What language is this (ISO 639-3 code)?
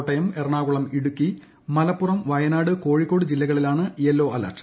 mal